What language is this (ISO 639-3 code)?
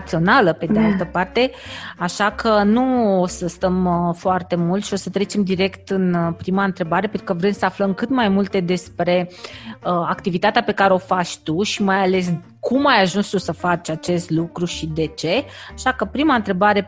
ron